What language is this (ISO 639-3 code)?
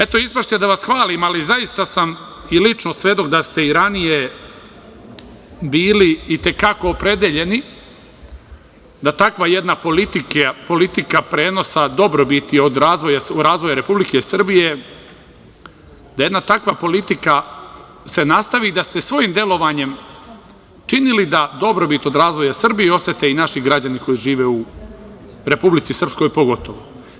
srp